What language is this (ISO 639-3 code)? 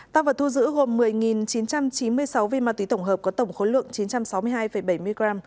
vie